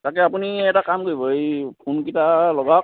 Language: Assamese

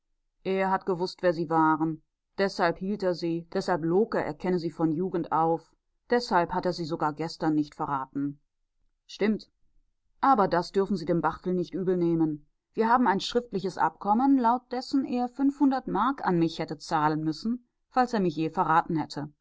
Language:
German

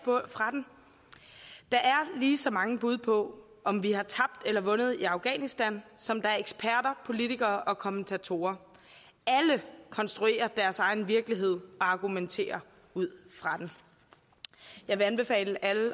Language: Danish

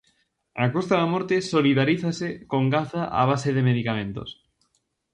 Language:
Galician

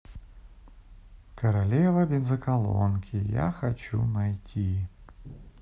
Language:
Russian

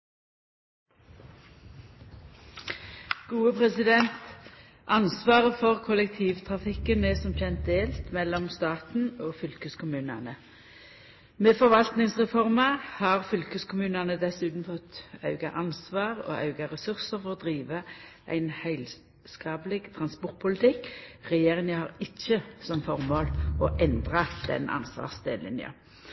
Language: Norwegian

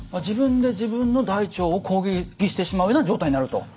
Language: Japanese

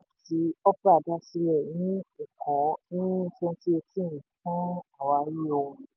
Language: Yoruba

